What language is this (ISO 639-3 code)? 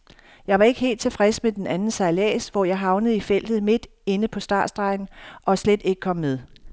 dan